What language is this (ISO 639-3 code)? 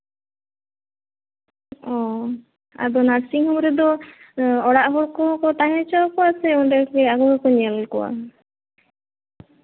sat